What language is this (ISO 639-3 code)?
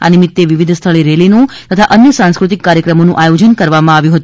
guj